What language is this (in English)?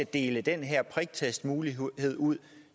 Danish